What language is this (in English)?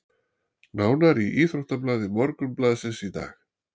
Icelandic